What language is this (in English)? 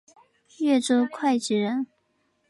Chinese